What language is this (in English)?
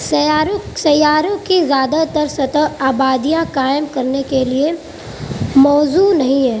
Urdu